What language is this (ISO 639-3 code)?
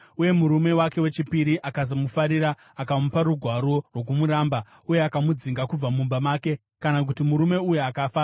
sna